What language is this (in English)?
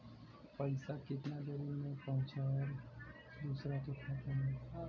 Bhojpuri